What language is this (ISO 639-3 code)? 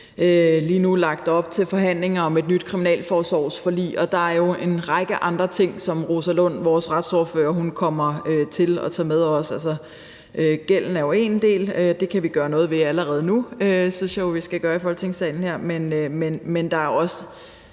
dan